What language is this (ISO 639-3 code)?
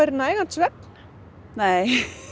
isl